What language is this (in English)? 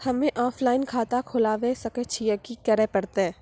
Maithili